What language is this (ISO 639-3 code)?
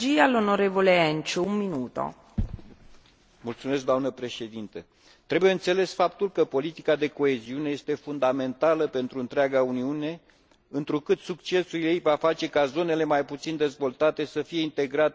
ron